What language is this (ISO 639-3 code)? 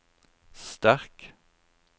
nor